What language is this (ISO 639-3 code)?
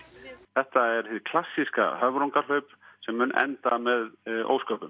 isl